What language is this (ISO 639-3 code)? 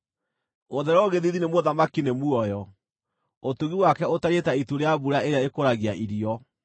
kik